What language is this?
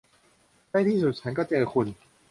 Thai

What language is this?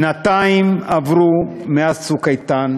Hebrew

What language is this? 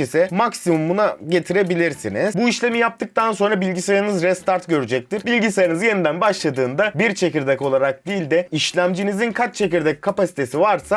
Turkish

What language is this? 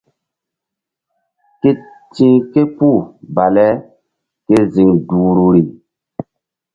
Mbum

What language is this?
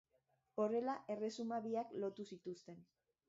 Basque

